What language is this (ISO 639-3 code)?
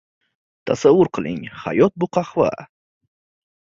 uzb